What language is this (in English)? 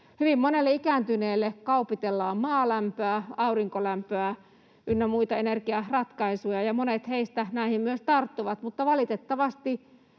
Finnish